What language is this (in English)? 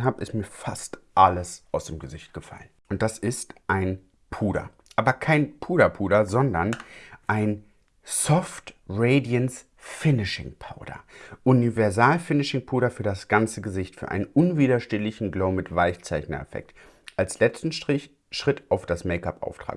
German